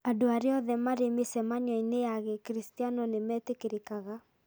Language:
Kikuyu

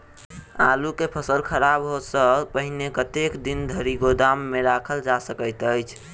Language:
Maithili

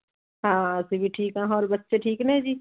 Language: Punjabi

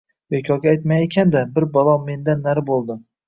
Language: Uzbek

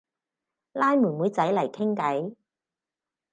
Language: Cantonese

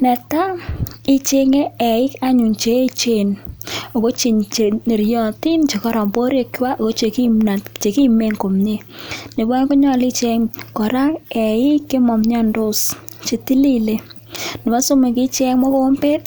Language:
Kalenjin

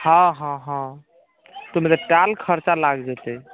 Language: Maithili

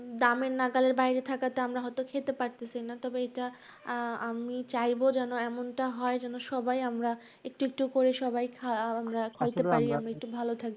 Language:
Bangla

